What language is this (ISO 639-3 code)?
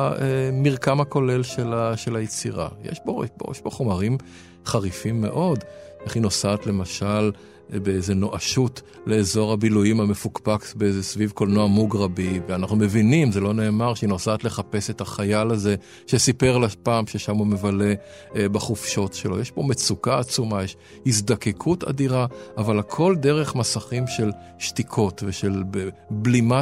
heb